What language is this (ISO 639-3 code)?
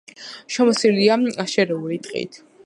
kat